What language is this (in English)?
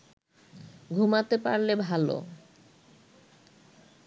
Bangla